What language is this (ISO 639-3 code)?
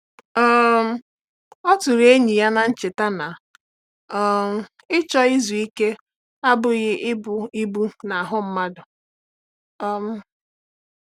ibo